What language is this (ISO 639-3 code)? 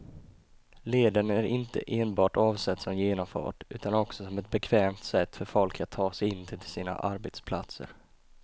swe